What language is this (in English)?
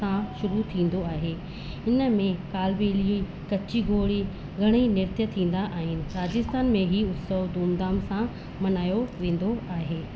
Sindhi